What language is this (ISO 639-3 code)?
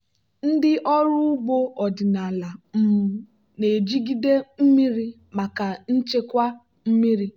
ibo